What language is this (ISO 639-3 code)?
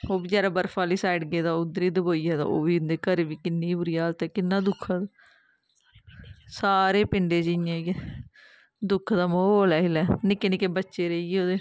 doi